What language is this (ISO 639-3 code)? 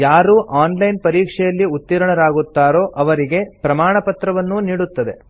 kan